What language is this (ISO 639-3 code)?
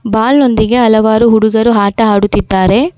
kan